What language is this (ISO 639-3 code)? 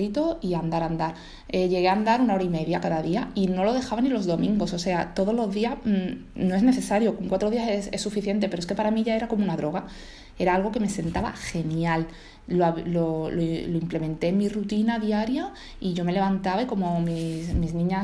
spa